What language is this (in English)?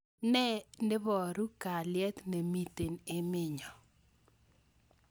Kalenjin